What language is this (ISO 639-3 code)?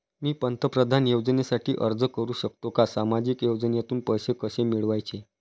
mar